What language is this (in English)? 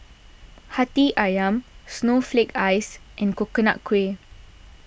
English